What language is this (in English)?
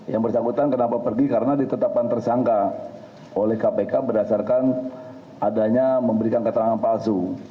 Indonesian